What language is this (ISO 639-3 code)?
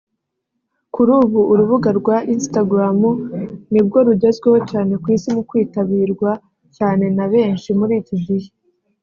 kin